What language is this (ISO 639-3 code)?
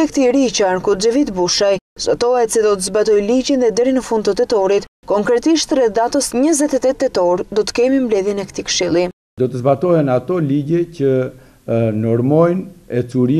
lav